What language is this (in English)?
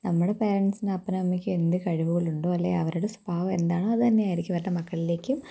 Malayalam